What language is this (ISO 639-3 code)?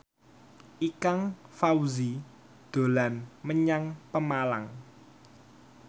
jav